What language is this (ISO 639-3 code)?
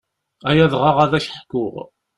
kab